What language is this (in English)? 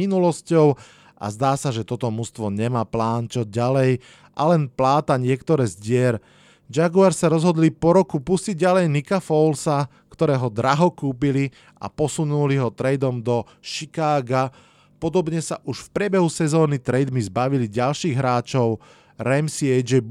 Slovak